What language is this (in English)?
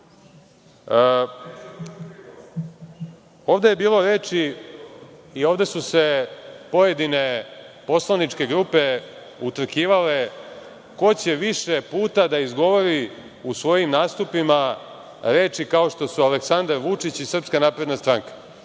Serbian